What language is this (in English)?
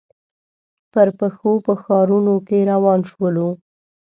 Pashto